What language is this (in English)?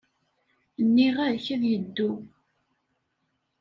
Kabyle